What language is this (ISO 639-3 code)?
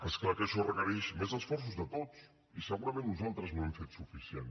cat